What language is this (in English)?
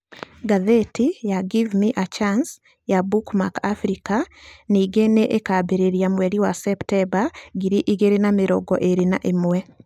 Kikuyu